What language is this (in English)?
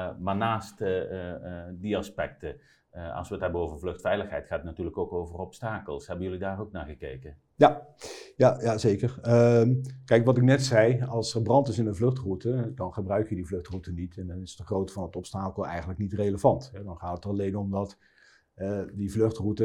Dutch